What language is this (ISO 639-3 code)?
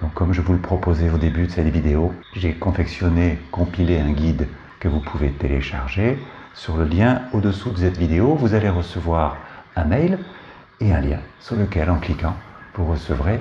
fra